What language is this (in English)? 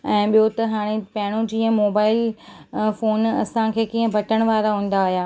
Sindhi